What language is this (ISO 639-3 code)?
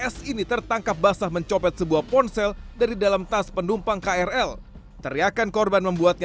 ind